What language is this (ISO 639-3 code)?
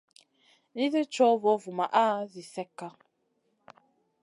mcn